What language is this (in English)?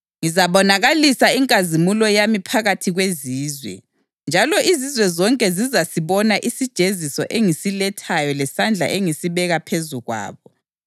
North Ndebele